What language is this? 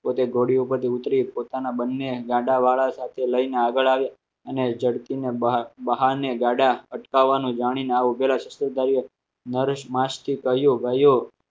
Gujarati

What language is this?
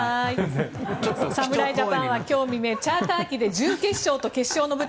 Japanese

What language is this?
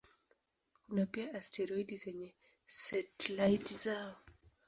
Swahili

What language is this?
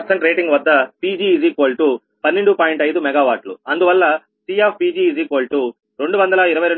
Telugu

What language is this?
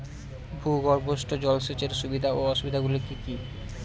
Bangla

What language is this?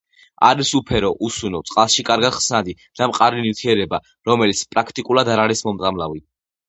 Georgian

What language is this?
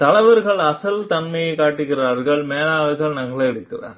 Tamil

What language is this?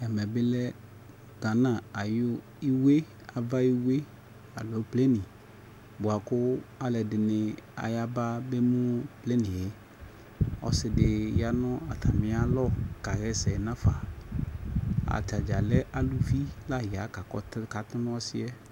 Ikposo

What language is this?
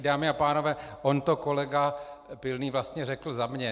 Czech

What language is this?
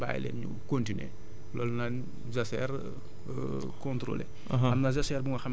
Wolof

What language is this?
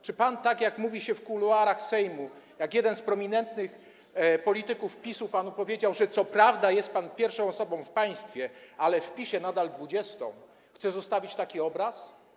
Polish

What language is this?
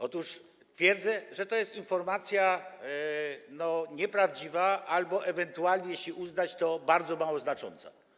Polish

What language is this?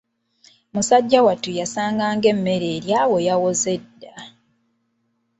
Ganda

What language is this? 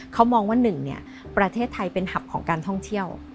Thai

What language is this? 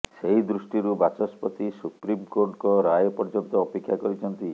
Odia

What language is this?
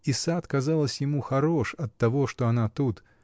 Russian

